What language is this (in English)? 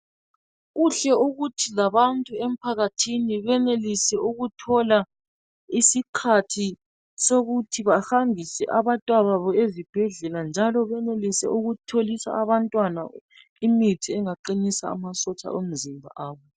North Ndebele